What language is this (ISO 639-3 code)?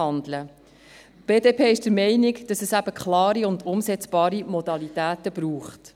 gsw